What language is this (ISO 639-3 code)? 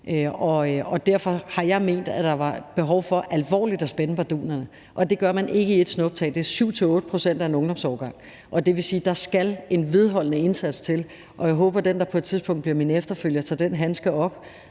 dan